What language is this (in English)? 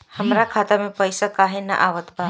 Bhojpuri